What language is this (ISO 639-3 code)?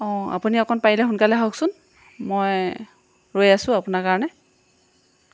asm